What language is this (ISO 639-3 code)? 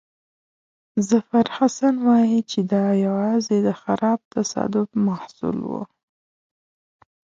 pus